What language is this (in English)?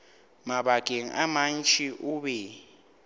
Northern Sotho